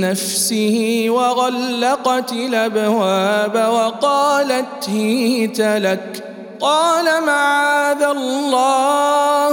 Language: Arabic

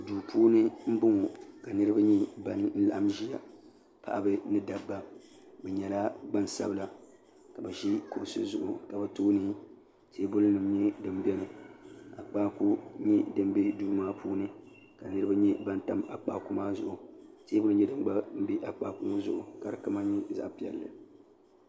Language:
Dagbani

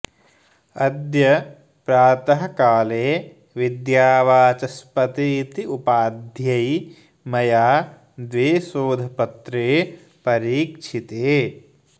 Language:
Sanskrit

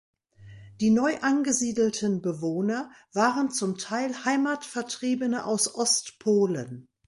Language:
German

